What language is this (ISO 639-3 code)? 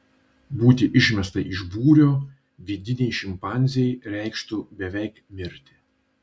lit